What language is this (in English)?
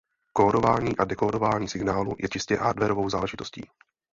Czech